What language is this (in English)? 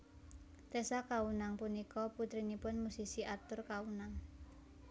Javanese